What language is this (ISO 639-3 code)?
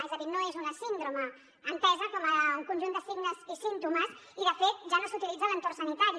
cat